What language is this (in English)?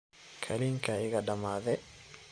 Somali